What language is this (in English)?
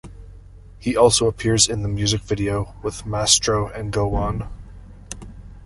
English